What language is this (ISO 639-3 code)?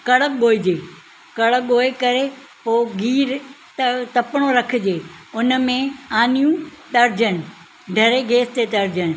snd